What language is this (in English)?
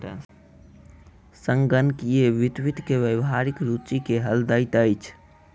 Maithili